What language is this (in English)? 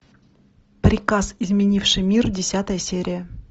Russian